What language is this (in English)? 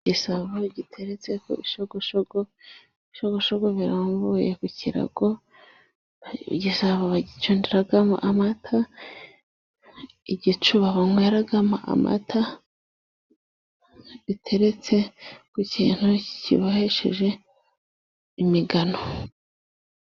Kinyarwanda